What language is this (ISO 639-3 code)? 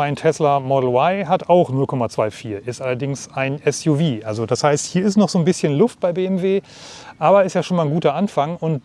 deu